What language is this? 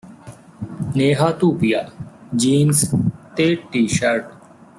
Punjabi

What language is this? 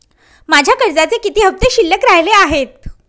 Marathi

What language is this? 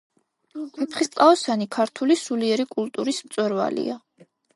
Georgian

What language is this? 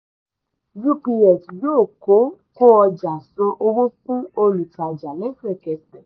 Yoruba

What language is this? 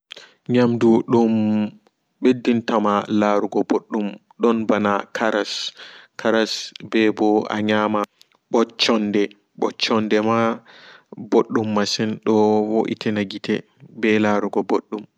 Fula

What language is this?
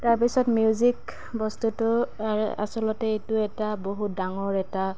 Assamese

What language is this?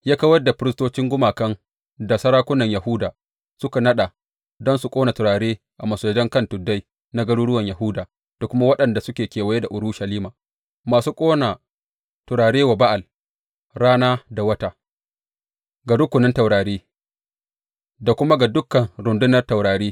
Hausa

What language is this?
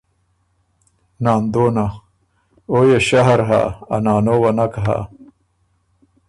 Ormuri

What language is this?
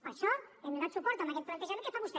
Catalan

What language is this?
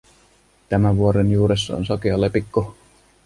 Finnish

